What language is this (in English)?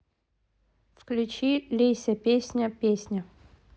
Russian